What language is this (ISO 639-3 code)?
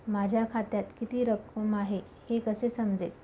mar